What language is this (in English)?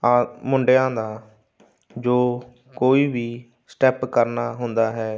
Punjabi